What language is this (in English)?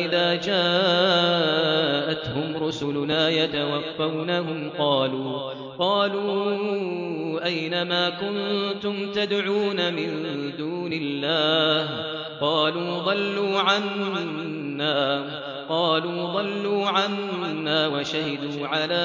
Arabic